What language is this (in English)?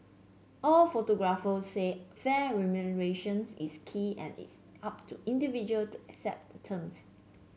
English